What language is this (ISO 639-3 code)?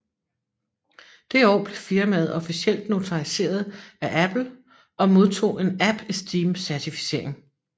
dan